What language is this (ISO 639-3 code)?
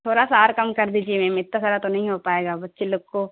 urd